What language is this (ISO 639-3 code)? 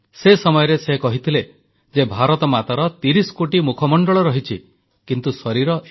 ori